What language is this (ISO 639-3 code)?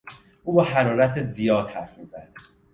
fas